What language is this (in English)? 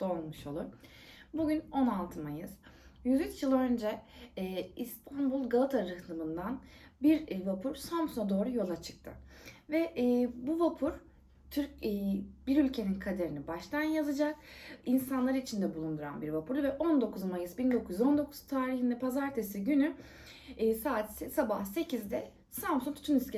Turkish